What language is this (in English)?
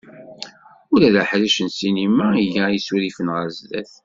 Kabyle